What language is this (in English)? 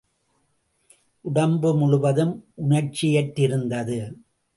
Tamil